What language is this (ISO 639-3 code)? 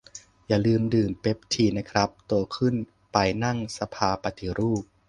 tha